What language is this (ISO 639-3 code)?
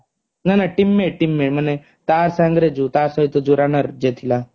ori